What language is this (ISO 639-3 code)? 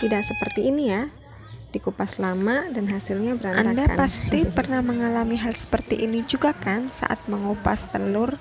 ind